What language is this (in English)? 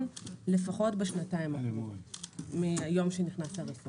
Hebrew